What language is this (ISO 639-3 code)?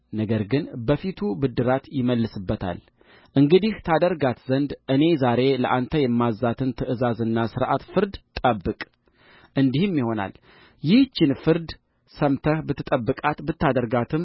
amh